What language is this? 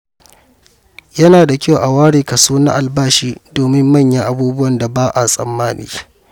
Hausa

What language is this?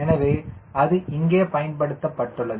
Tamil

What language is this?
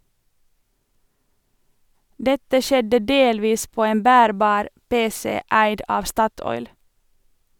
Norwegian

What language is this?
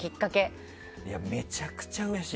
Japanese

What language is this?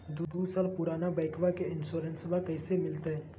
Magahi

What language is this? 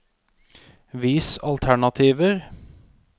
Norwegian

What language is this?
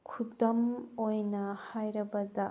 Manipuri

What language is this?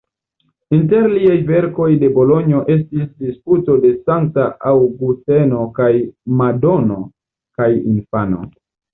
Esperanto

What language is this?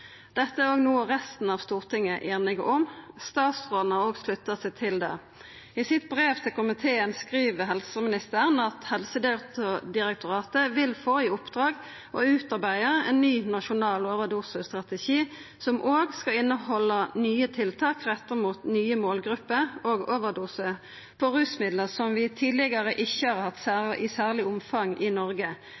Norwegian Nynorsk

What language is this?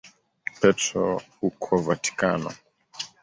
Swahili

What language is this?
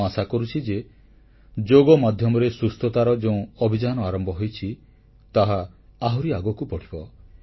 Odia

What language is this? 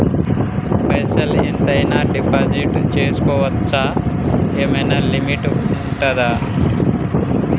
Telugu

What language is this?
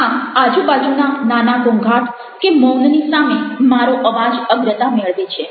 Gujarati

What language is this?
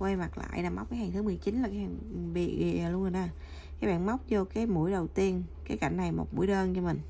Vietnamese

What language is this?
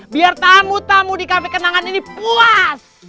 Indonesian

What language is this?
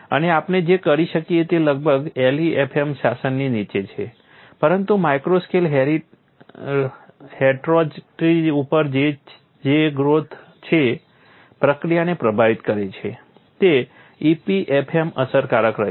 Gujarati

